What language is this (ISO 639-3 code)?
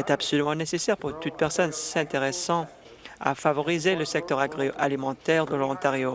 fra